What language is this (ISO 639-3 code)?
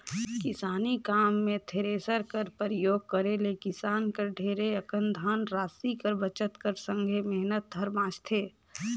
hne